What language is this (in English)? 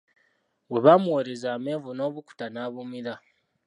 Ganda